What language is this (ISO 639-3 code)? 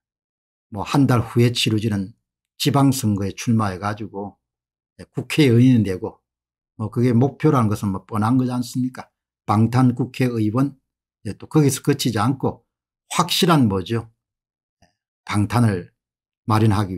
kor